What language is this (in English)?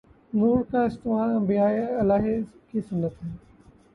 Urdu